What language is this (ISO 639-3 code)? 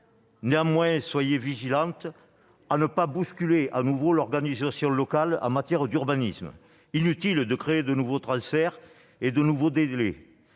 fra